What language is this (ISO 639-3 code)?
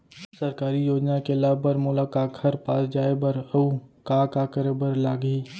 hne